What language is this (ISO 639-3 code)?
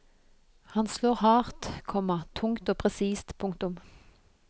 nor